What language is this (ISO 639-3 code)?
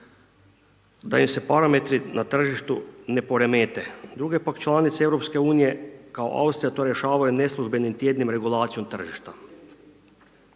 hrv